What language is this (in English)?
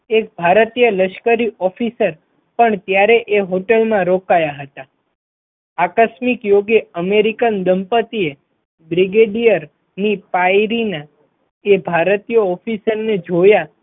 Gujarati